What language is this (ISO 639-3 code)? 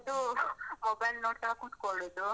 kan